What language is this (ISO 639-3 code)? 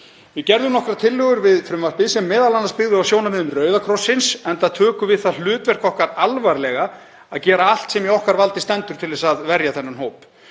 isl